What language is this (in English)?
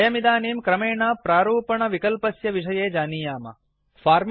Sanskrit